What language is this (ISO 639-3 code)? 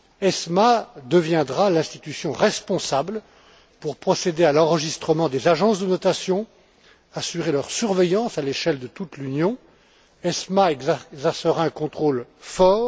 fra